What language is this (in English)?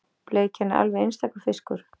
Icelandic